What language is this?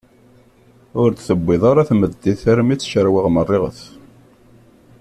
Kabyle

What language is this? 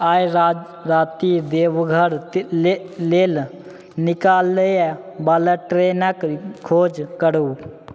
Maithili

